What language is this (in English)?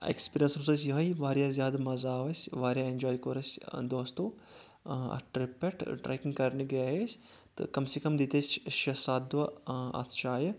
Kashmiri